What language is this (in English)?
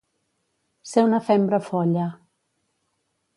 Catalan